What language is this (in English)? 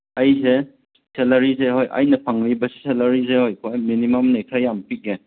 Manipuri